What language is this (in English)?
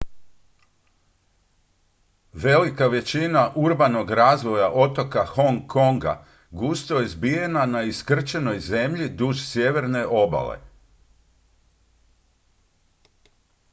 Croatian